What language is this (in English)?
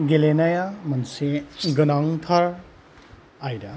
Bodo